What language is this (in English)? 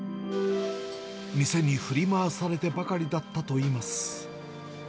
Japanese